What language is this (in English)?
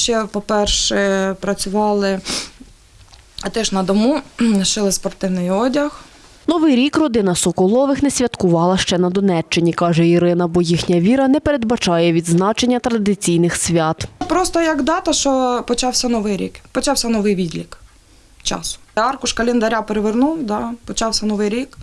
Ukrainian